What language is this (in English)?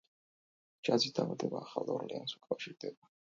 Georgian